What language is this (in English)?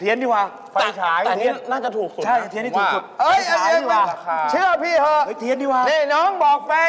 Thai